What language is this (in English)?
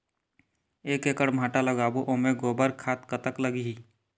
Chhattisgarhi